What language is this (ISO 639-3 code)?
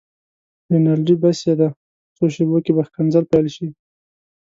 pus